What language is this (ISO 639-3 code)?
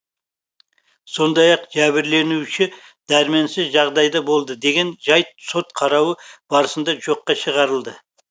kaz